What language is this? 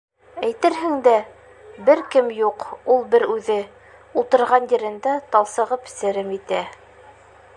Bashkir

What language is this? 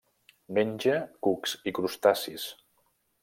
Catalan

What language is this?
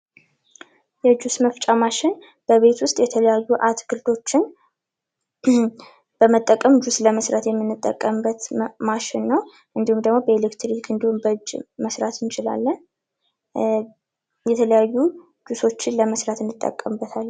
Amharic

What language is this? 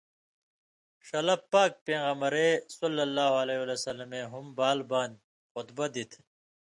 Indus Kohistani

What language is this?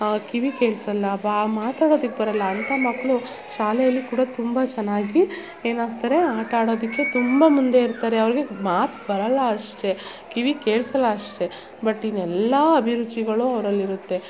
Kannada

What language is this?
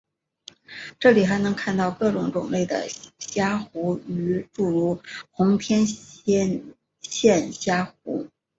Chinese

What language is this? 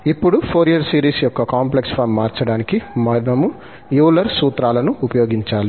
Telugu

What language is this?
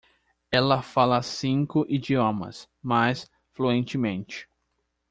Portuguese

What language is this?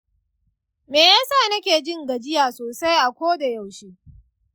Hausa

